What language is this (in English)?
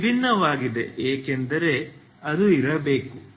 Kannada